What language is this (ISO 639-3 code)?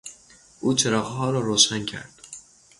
fas